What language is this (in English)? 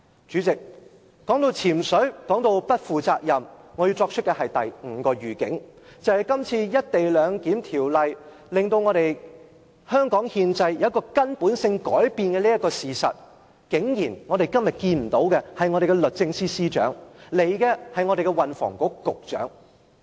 Cantonese